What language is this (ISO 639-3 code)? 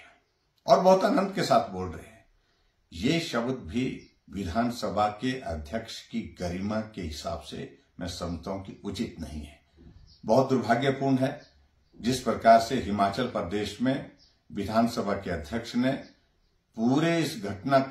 hin